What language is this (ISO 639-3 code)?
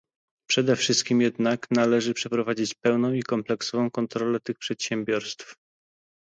pol